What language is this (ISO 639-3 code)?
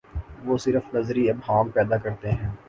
urd